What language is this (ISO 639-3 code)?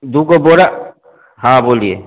hin